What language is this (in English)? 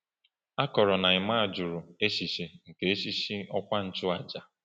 Igbo